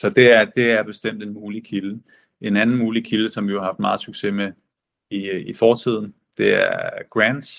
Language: Danish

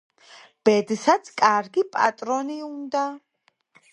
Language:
Georgian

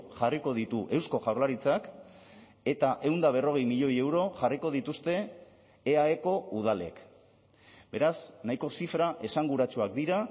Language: Basque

